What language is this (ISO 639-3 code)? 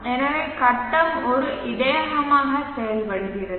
tam